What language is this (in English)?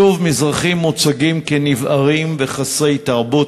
Hebrew